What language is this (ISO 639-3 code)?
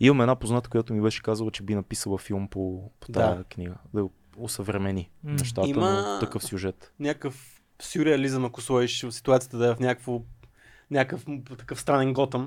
bul